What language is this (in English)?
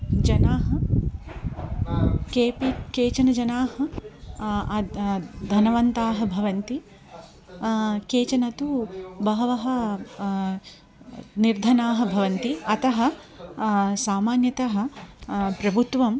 Sanskrit